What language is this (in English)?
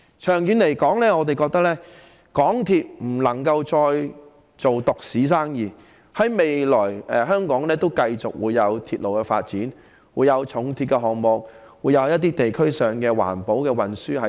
Cantonese